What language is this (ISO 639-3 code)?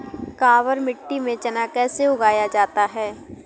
hin